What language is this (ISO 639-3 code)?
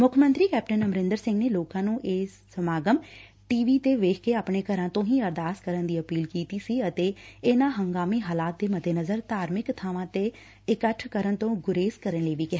pan